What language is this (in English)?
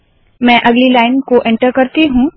Hindi